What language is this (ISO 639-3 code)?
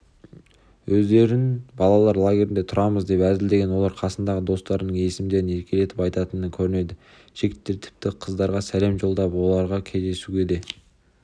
kaz